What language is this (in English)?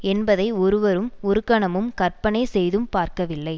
Tamil